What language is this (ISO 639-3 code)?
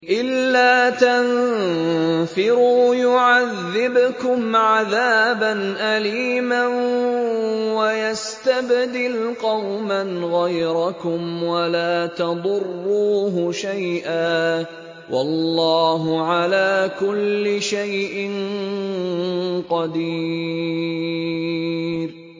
ara